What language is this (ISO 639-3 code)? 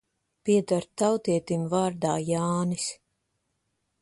lav